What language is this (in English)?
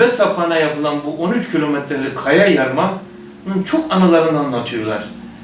Turkish